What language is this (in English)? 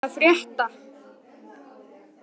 Icelandic